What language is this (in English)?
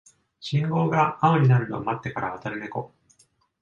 Japanese